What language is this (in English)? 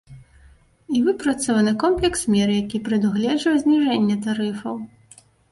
Belarusian